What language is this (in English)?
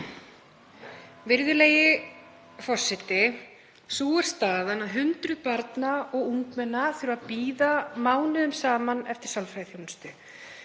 Icelandic